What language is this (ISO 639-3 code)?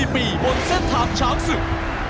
tha